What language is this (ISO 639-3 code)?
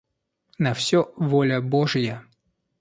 rus